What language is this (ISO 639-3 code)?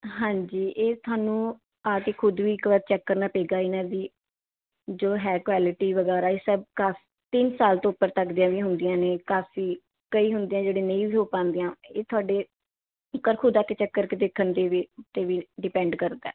pan